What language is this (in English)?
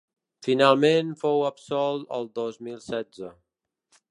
Catalan